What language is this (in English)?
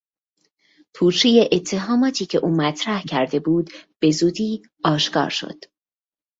Persian